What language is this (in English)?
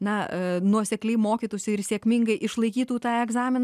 Lithuanian